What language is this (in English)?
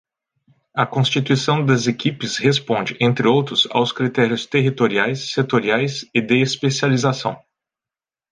Portuguese